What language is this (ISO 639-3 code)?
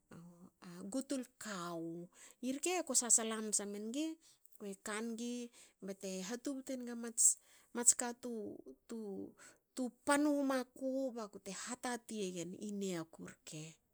hao